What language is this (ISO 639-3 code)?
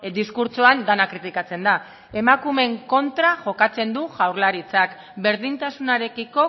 eus